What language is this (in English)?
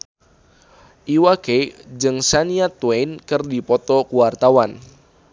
Sundanese